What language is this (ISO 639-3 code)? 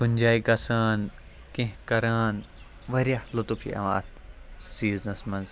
kas